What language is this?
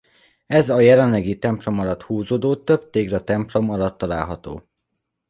Hungarian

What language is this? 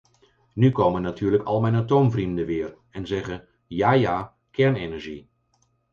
Dutch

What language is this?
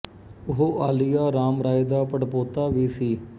Punjabi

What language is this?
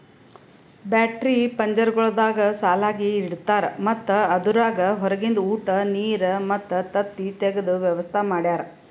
Kannada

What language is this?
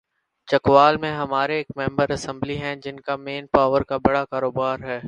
Urdu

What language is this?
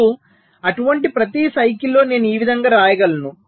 Telugu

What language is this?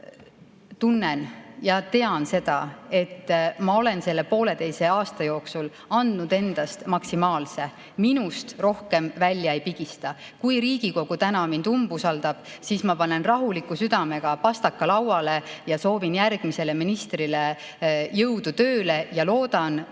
Estonian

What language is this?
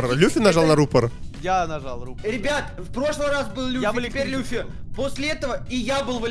Russian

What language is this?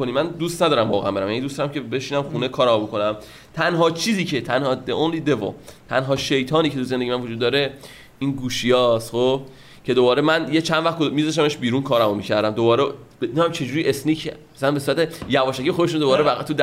Persian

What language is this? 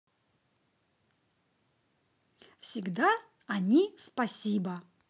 Russian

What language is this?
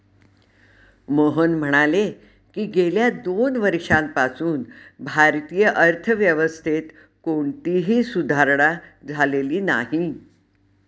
Marathi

